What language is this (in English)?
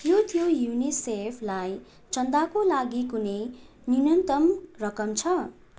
Nepali